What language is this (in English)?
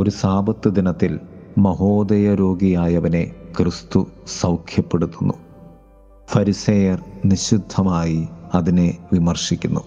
Malayalam